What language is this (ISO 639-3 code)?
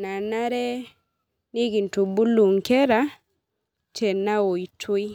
mas